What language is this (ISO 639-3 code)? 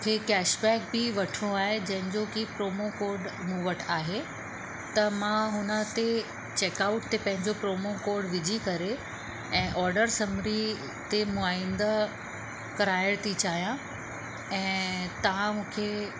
snd